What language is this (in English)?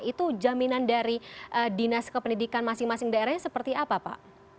Indonesian